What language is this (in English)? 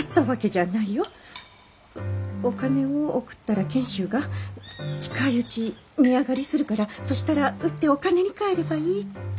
Japanese